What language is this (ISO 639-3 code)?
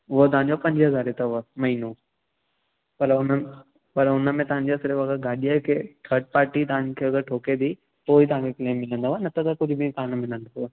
snd